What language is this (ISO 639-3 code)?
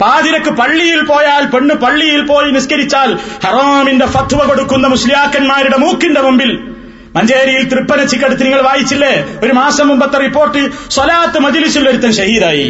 mal